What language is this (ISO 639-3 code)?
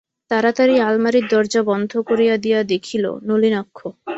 ben